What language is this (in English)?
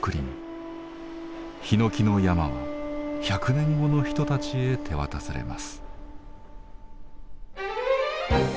Japanese